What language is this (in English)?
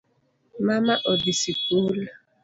Luo (Kenya and Tanzania)